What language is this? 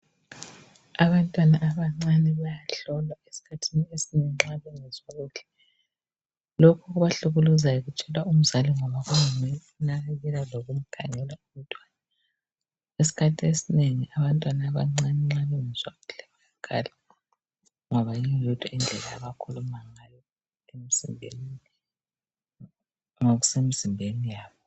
North Ndebele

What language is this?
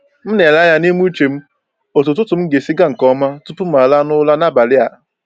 Igbo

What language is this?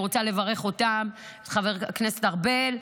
Hebrew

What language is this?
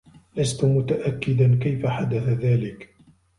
Arabic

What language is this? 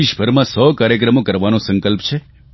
Gujarati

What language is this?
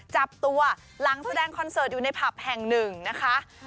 Thai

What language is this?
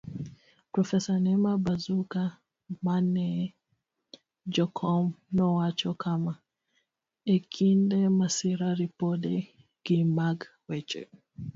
Luo (Kenya and Tanzania)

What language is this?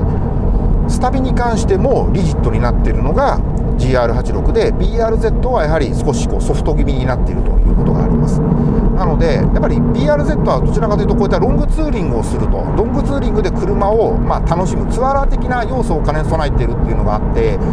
Japanese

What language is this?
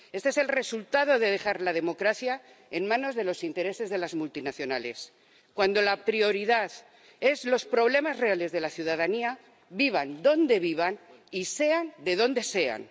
Spanish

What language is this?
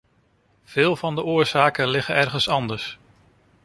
Dutch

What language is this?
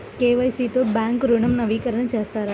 Telugu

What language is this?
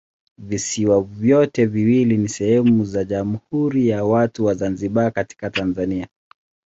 Swahili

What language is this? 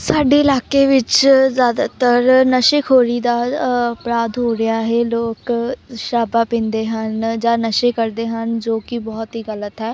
Punjabi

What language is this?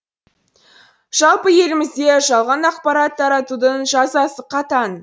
Kazakh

